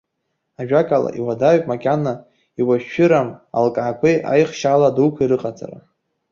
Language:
Abkhazian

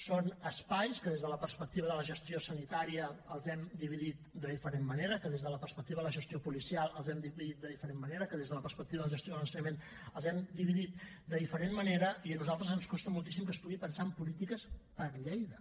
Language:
Catalan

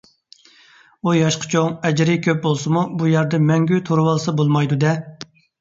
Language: Uyghur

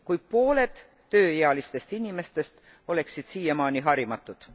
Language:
Estonian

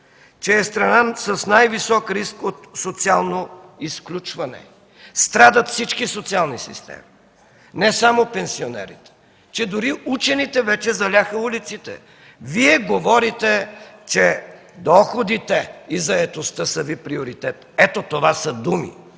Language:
Bulgarian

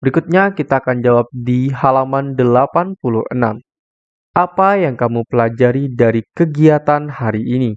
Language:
Indonesian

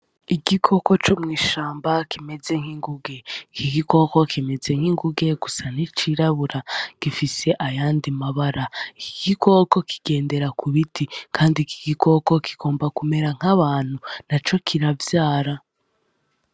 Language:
Rundi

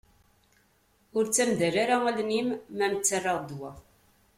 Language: Kabyle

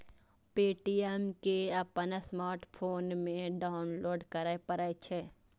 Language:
Maithili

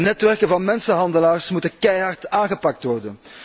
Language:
Dutch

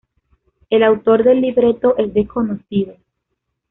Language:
Spanish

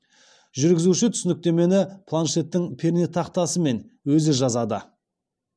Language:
Kazakh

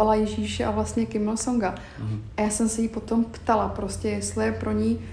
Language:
Czech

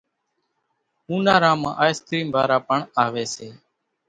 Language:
Kachi Koli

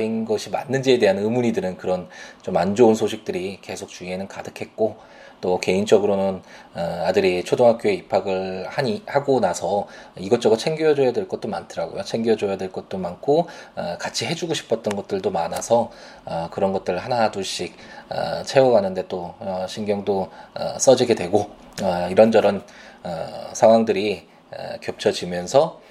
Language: Korean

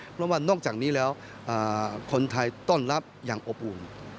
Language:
Thai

